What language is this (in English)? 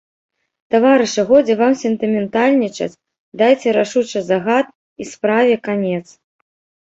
Belarusian